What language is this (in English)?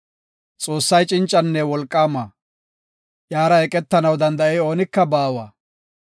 Gofa